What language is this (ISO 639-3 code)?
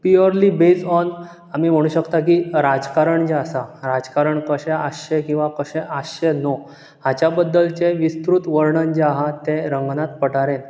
kok